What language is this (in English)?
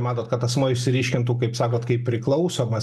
Lithuanian